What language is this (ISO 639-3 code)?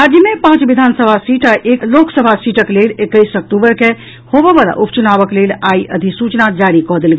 mai